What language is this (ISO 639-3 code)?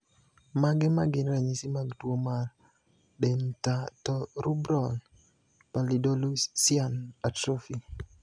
luo